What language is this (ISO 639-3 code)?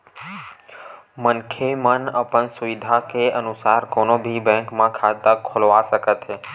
hne